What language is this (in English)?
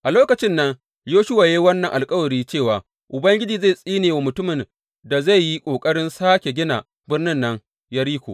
Hausa